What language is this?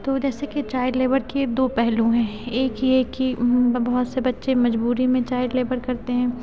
Urdu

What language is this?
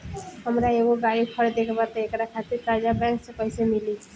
Bhojpuri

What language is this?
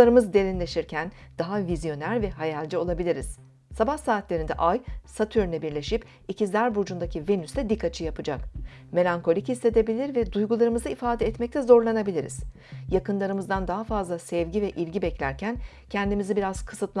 Turkish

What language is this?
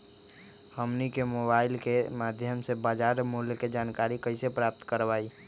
Magahi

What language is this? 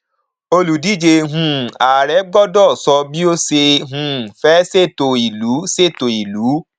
Yoruba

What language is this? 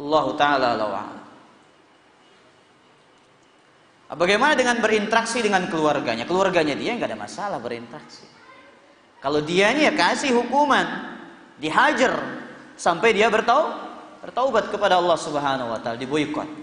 Indonesian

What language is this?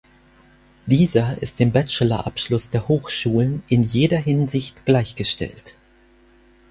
German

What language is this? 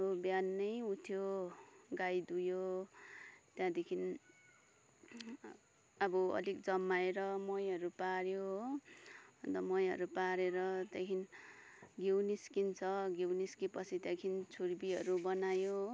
Nepali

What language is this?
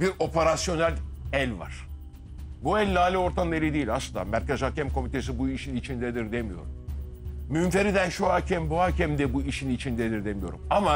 Turkish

